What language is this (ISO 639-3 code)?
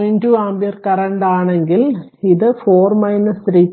mal